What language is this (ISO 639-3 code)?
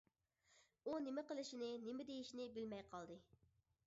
uig